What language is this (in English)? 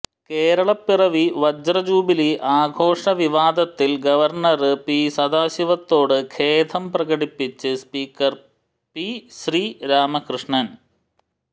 Malayalam